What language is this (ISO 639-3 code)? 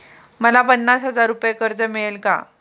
mar